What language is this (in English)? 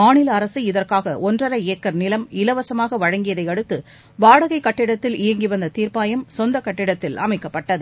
Tamil